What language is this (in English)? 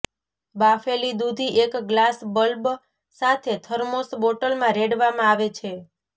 Gujarati